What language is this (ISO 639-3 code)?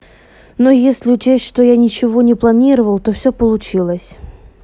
rus